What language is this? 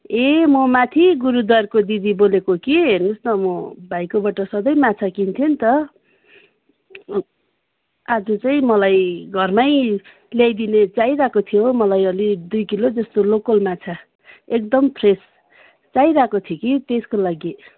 Nepali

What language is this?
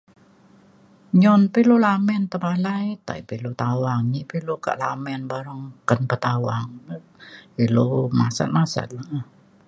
Mainstream Kenyah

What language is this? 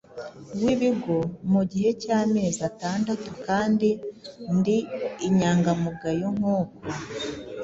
Kinyarwanda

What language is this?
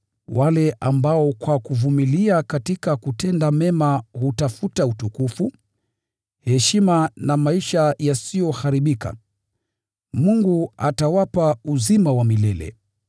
Swahili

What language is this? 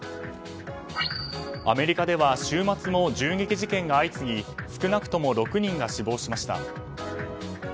Japanese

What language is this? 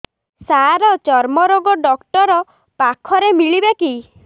Odia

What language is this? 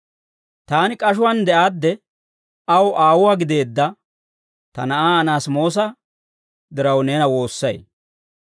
Dawro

